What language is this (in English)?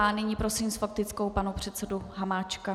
Czech